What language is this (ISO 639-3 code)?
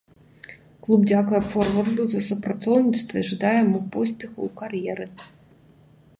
bel